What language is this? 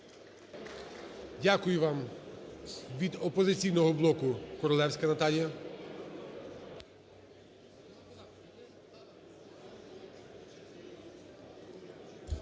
Ukrainian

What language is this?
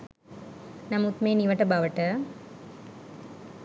Sinhala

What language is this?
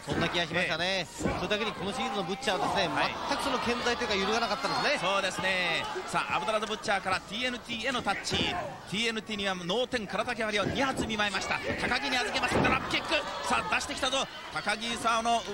Japanese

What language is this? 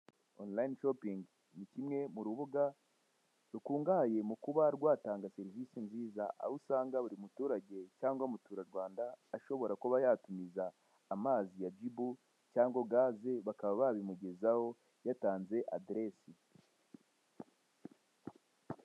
Kinyarwanda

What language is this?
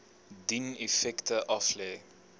Afrikaans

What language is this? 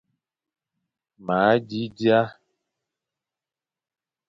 Fang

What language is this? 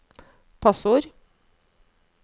Norwegian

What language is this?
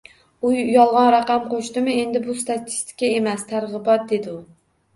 Uzbek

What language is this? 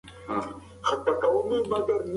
Pashto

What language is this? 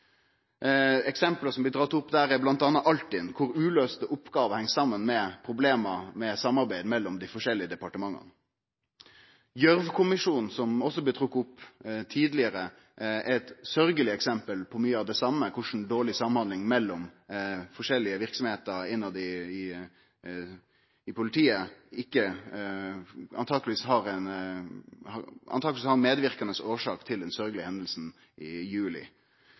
Norwegian Nynorsk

